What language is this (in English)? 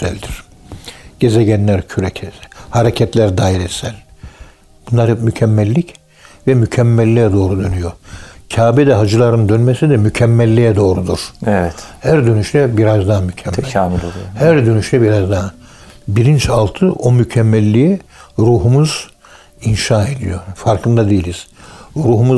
Turkish